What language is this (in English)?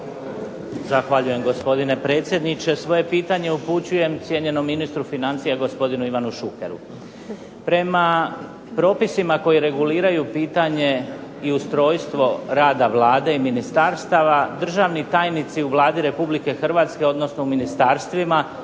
Croatian